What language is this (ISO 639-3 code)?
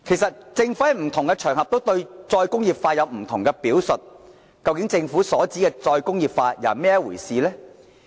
yue